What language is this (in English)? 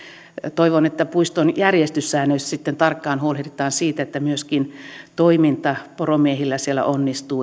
Finnish